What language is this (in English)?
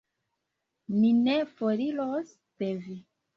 Esperanto